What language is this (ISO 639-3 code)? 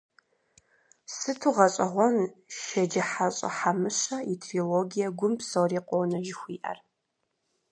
kbd